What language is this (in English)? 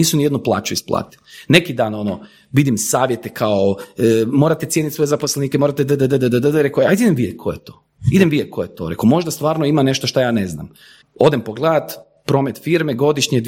Croatian